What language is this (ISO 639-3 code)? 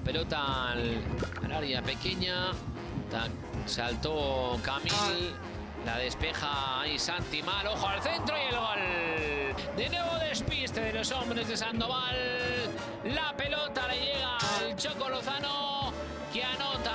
spa